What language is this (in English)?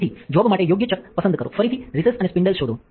Gujarati